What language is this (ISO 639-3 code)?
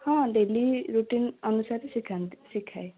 ori